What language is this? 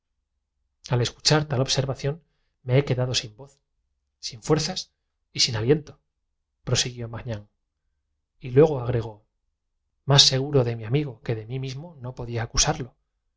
Spanish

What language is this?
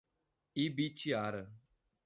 Portuguese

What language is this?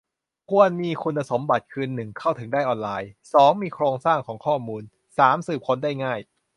Thai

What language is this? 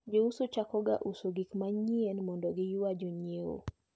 Luo (Kenya and Tanzania)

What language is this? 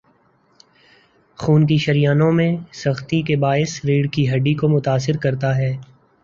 Urdu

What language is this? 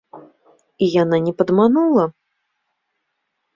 Belarusian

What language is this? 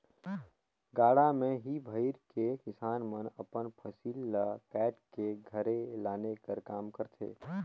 Chhattisgarhi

